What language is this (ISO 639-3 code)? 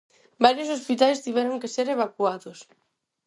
glg